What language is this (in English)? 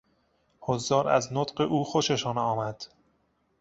Persian